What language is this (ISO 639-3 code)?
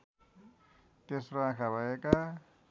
nep